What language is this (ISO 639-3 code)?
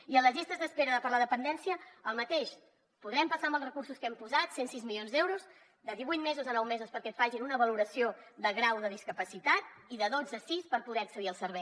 cat